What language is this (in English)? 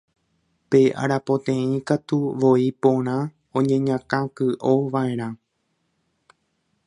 Guarani